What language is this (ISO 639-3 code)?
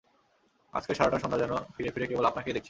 ben